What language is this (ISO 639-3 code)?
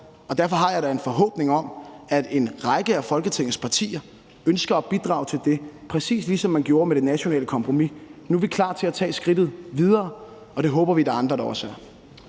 dan